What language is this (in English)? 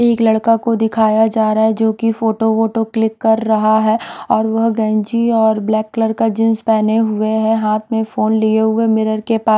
Hindi